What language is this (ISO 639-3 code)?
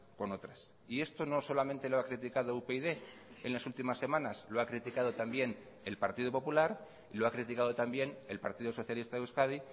spa